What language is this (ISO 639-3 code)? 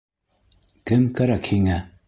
bak